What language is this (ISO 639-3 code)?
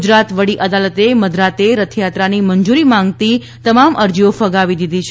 guj